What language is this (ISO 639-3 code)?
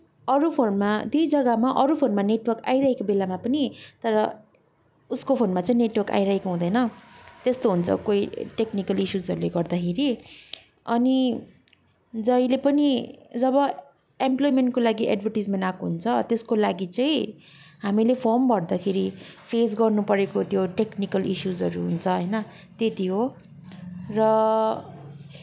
nep